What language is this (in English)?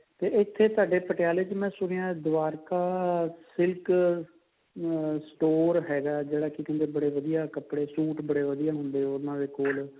Punjabi